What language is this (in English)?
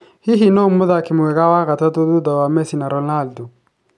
Kikuyu